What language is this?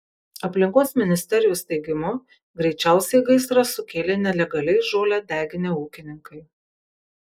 Lithuanian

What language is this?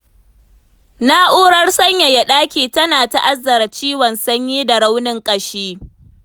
Hausa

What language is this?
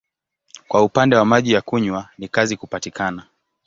Swahili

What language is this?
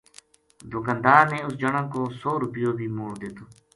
Gujari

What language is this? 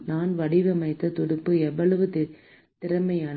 Tamil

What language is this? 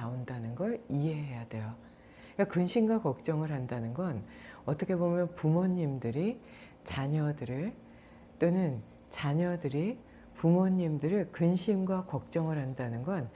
Korean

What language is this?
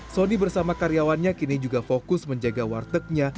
Indonesian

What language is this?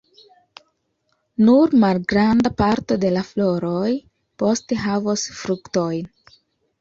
Esperanto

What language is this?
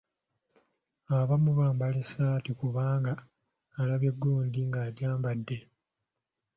Ganda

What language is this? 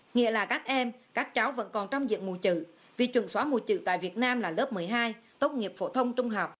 Vietnamese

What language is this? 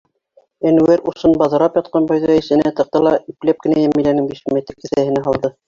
Bashkir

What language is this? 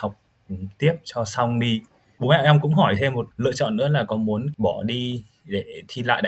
Vietnamese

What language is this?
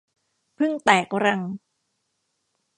Thai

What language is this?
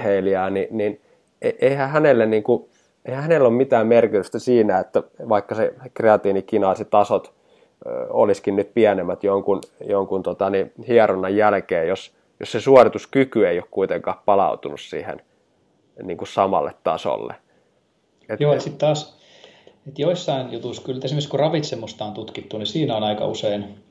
Finnish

